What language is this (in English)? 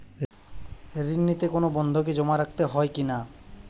Bangla